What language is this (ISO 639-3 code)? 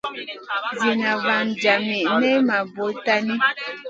mcn